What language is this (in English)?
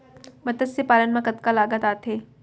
Chhattisgarhi